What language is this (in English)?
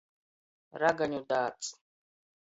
Latgalian